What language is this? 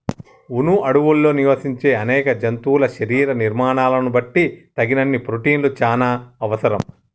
Telugu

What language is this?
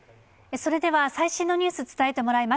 Japanese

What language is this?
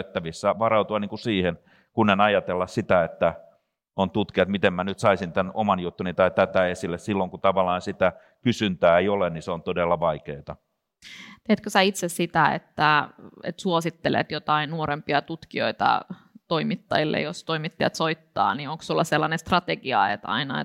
Finnish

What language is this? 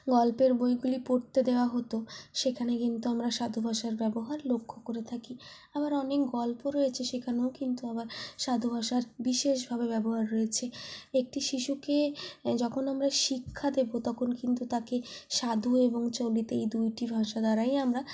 Bangla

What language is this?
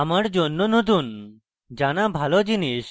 Bangla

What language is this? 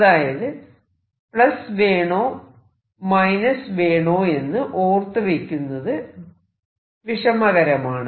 Malayalam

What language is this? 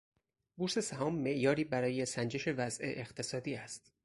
Persian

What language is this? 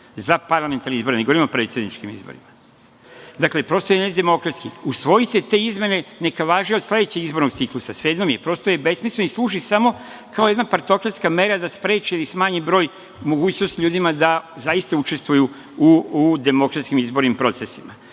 Serbian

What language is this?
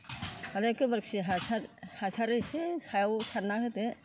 Bodo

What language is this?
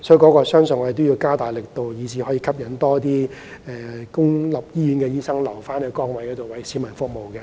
Cantonese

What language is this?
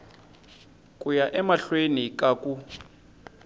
Tsonga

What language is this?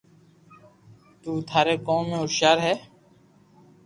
Loarki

